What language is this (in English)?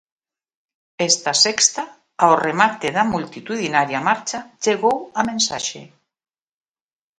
Galician